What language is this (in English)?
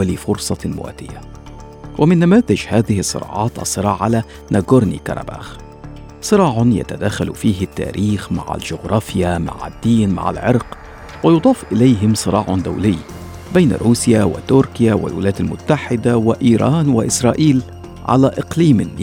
Arabic